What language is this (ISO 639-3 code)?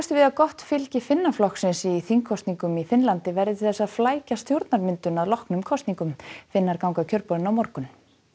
isl